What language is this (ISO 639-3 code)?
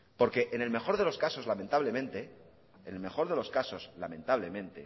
spa